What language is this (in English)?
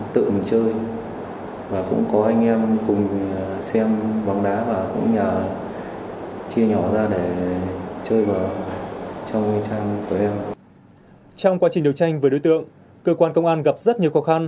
Vietnamese